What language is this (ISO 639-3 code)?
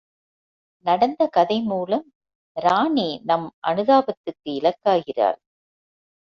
tam